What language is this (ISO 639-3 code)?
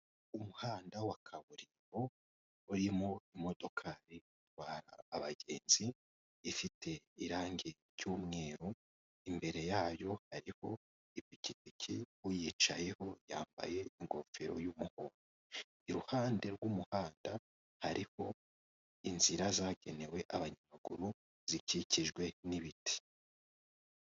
kin